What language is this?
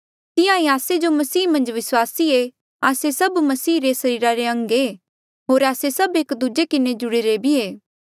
Mandeali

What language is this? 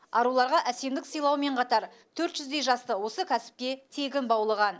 Kazakh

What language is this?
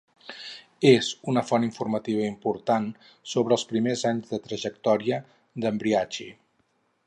Catalan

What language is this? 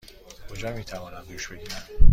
Persian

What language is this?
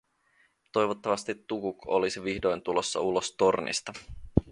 Finnish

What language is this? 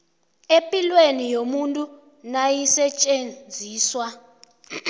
South Ndebele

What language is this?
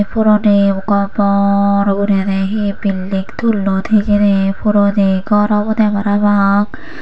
Chakma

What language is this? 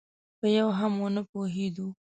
Pashto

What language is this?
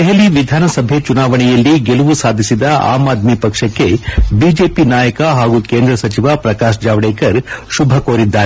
Kannada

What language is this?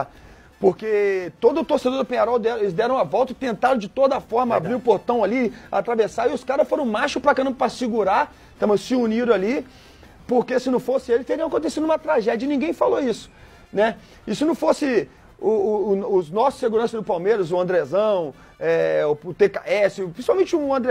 Portuguese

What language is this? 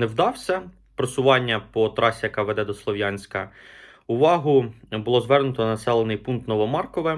Ukrainian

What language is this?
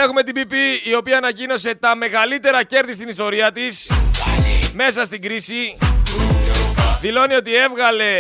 Greek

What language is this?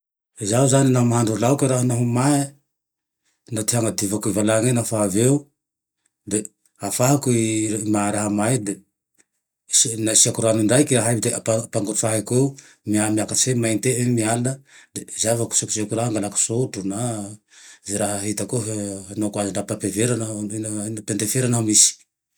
Tandroy-Mahafaly Malagasy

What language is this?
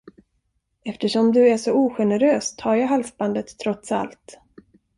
Swedish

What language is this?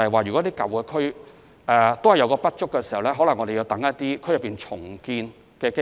Cantonese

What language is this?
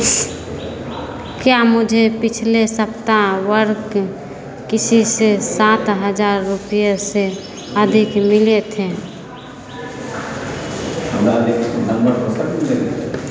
Hindi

